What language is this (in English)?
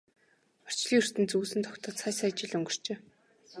Mongolian